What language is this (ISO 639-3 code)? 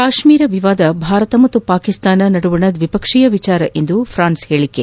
kan